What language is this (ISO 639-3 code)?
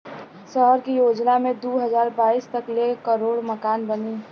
bho